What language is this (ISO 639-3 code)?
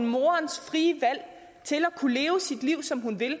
dan